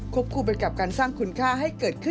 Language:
Thai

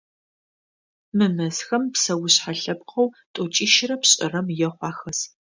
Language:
Adyghe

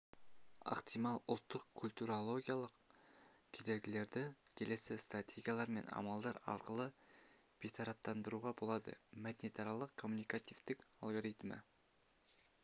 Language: Kazakh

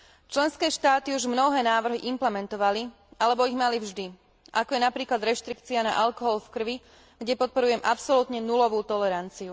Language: Slovak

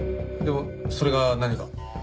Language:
Japanese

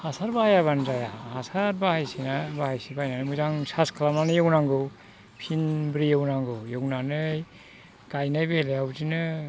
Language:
Bodo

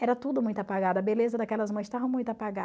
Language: Portuguese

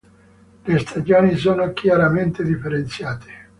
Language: Italian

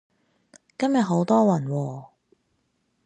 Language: Cantonese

